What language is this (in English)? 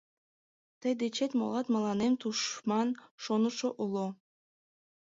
Mari